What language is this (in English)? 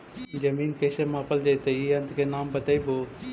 Magahi